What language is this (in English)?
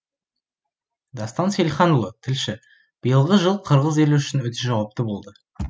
Kazakh